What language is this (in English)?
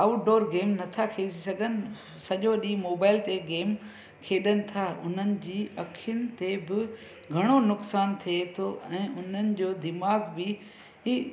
Sindhi